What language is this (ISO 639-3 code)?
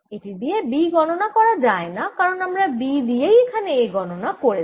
ben